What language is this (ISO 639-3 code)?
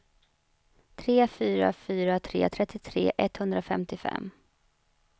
swe